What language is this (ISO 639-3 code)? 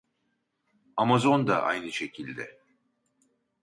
tur